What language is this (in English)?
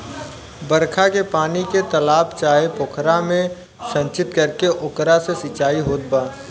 Bhojpuri